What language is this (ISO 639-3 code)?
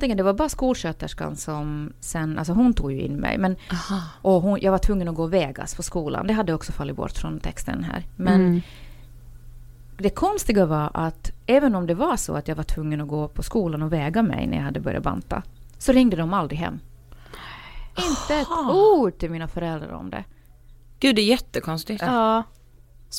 swe